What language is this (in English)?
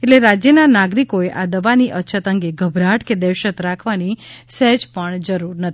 Gujarati